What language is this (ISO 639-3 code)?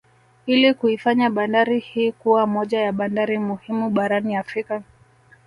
swa